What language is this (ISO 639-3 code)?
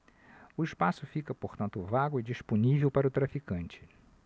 por